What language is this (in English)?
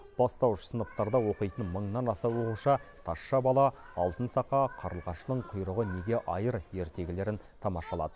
Kazakh